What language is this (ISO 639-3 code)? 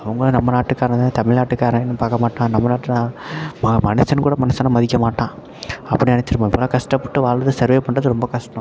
tam